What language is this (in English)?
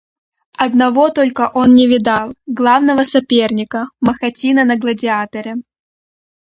Russian